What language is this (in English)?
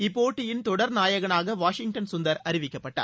Tamil